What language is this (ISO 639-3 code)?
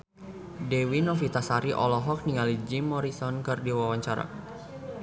sun